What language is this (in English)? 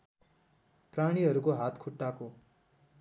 Nepali